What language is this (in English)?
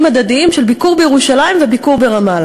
Hebrew